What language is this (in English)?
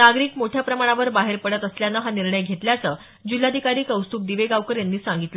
Marathi